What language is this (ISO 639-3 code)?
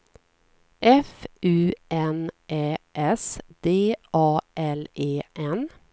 swe